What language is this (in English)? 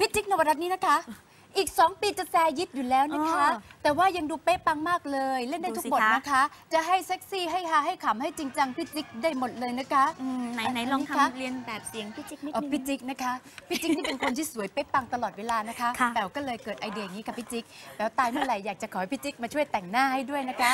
Thai